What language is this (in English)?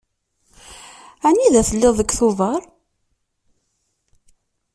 Kabyle